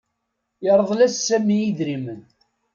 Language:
Kabyle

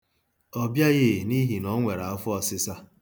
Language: Igbo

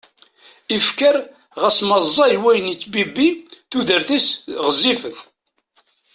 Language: Kabyle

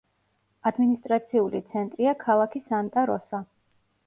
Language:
Georgian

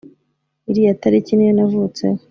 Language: Kinyarwanda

